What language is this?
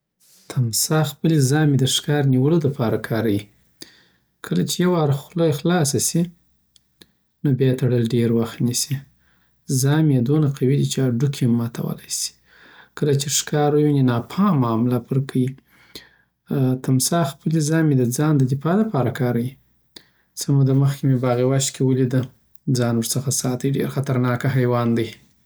Southern Pashto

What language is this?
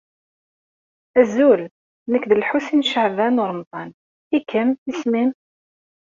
Kabyle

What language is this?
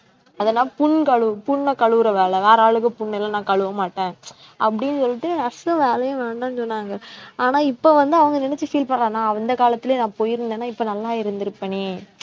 Tamil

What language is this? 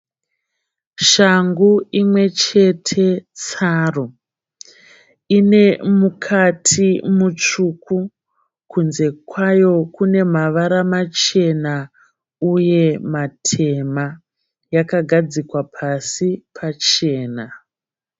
Shona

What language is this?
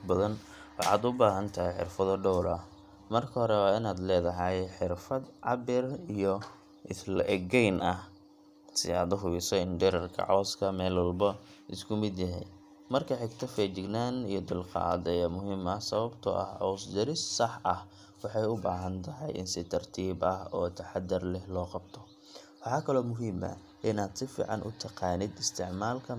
Somali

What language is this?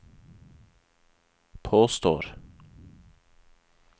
Norwegian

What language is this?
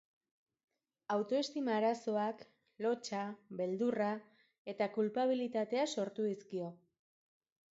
Basque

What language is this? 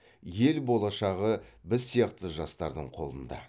Kazakh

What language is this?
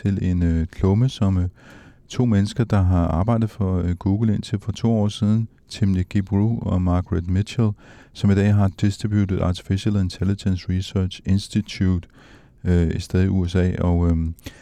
Danish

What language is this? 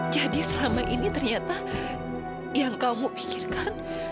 Indonesian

